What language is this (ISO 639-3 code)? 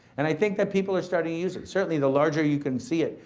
eng